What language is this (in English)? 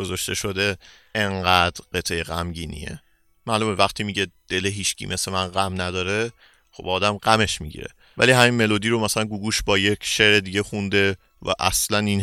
Persian